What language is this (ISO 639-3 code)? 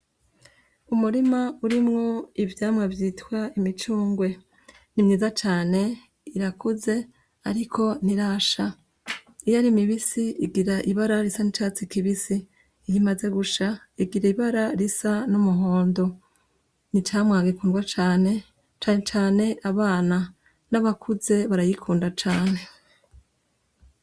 run